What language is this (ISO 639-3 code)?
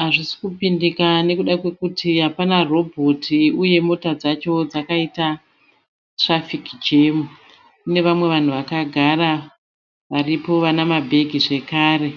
sna